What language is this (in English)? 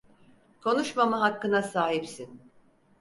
Turkish